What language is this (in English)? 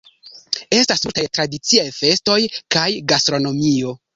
Esperanto